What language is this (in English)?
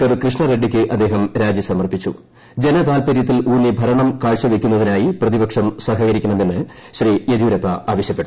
Malayalam